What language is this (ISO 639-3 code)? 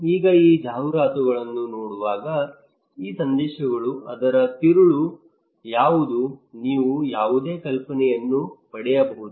kan